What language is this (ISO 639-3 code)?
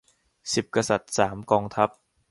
tha